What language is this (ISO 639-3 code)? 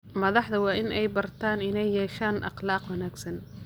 som